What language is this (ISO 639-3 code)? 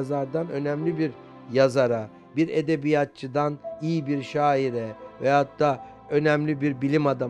tur